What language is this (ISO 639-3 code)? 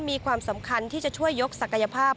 tha